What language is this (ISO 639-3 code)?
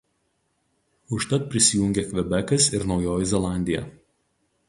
lit